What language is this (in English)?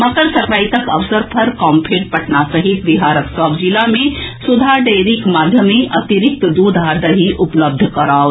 Maithili